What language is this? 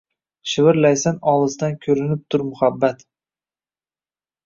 Uzbek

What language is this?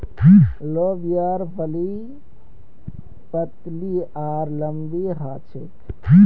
Magahi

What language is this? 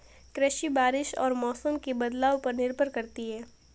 Hindi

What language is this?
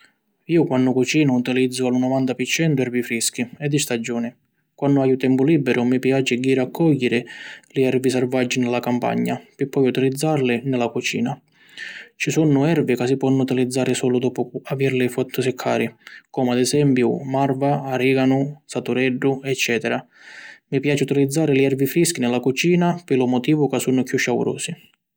Sicilian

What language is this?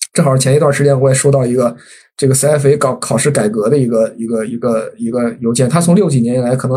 Chinese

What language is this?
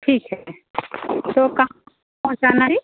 Hindi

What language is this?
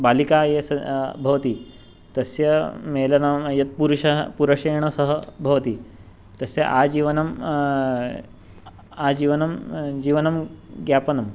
Sanskrit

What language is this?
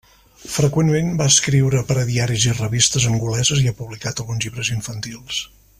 Catalan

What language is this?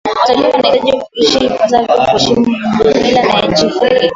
Swahili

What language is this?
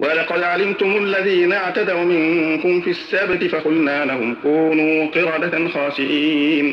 Arabic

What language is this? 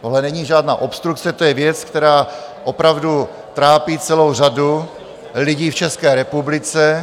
Czech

